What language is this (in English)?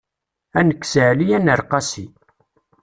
Kabyle